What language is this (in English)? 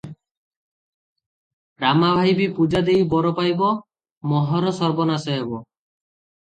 Odia